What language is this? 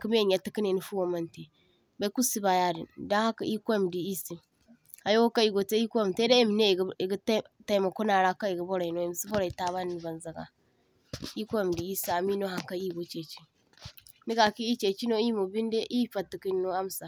Zarma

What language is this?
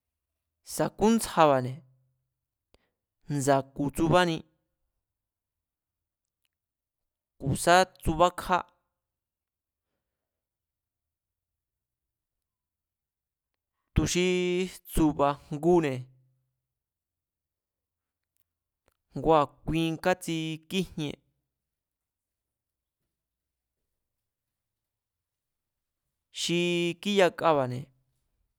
Mazatlán Mazatec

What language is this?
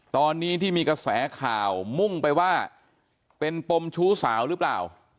Thai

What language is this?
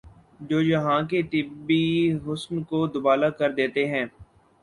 Urdu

